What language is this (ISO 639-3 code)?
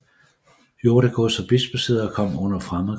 dan